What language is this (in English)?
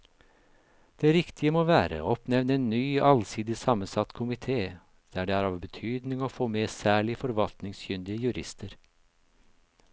Norwegian